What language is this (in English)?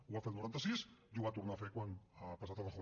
Catalan